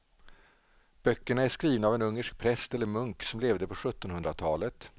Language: Swedish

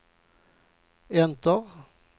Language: Swedish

